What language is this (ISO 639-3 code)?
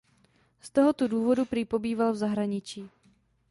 ces